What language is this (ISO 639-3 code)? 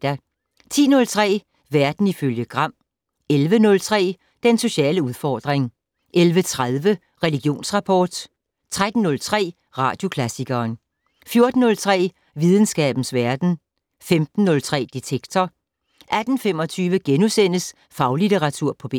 dan